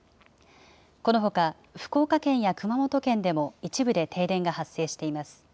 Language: Japanese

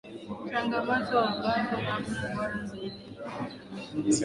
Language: Swahili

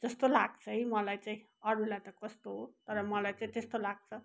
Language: Nepali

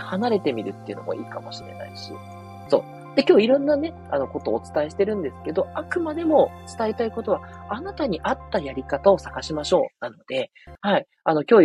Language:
Japanese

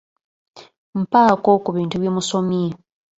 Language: Ganda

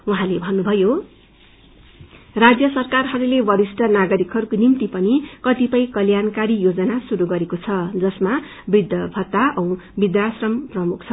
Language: Nepali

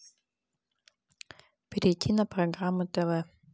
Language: Russian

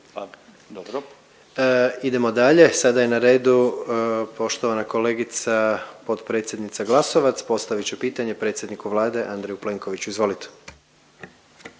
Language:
Croatian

